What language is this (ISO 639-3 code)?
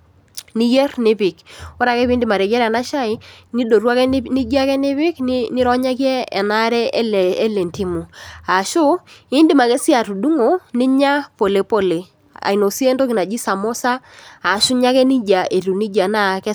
mas